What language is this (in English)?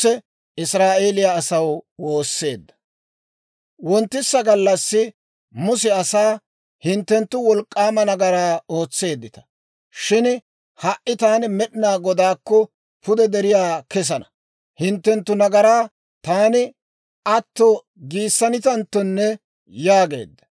Dawro